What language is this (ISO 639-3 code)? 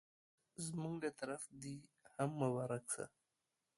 pus